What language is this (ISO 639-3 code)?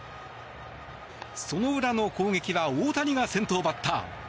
jpn